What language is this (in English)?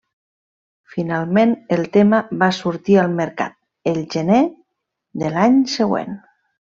Catalan